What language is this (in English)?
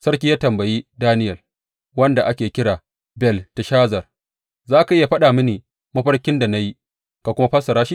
Hausa